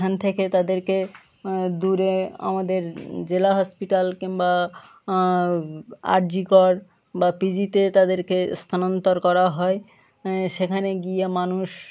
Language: Bangla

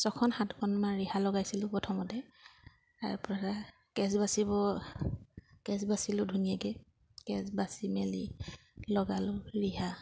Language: Assamese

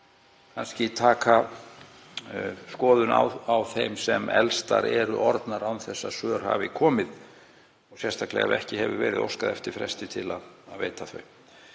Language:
Icelandic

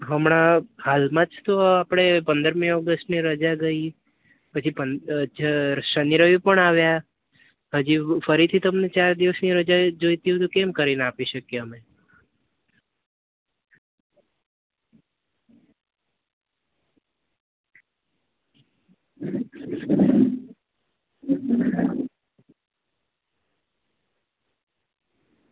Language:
Gujarati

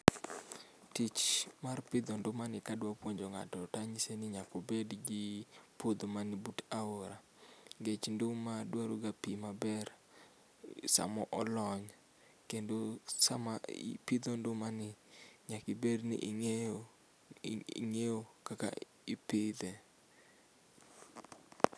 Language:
Luo (Kenya and Tanzania)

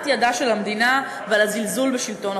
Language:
Hebrew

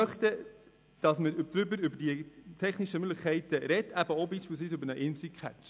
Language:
Swiss German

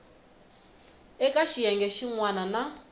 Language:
Tsonga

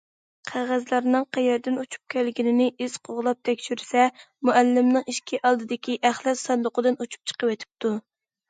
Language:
Uyghur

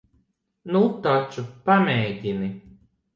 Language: Latvian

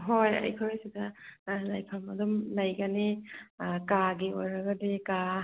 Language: Manipuri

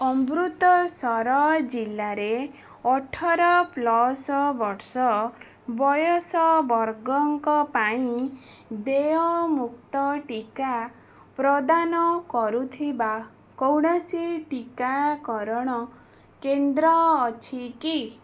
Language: Odia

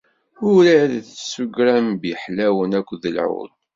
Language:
Kabyle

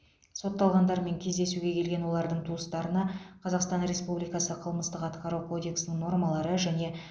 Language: Kazakh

